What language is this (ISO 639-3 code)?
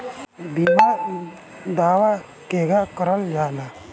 bho